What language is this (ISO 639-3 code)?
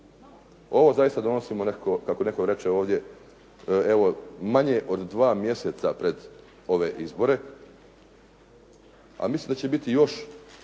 hrv